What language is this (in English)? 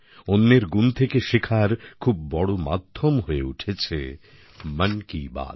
Bangla